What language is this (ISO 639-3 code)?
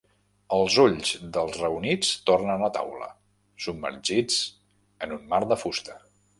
cat